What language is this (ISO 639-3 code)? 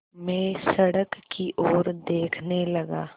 hin